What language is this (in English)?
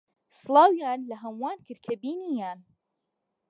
Central Kurdish